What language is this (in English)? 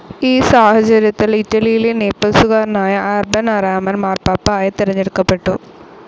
Malayalam